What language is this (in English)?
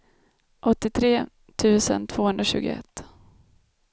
Swedish